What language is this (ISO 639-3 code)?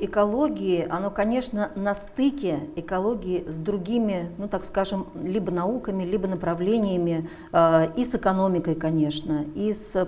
rus